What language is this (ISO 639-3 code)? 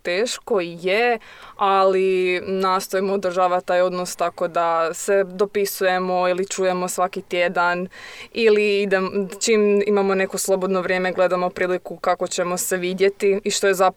hrv